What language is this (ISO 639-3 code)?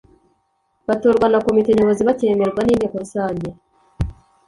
kin